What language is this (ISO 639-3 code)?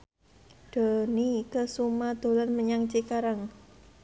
jav